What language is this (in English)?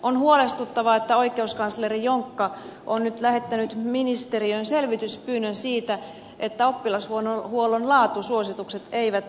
Finnish